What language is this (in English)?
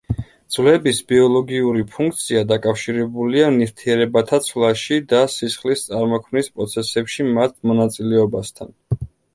Georgian